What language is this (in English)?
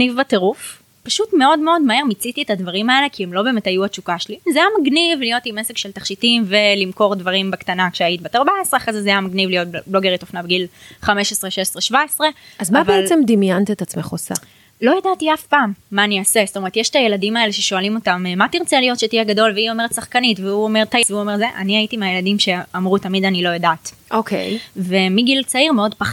Hebrew